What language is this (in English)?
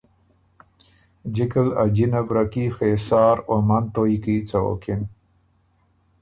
Ormuri